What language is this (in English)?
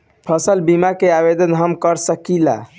Bhojpuri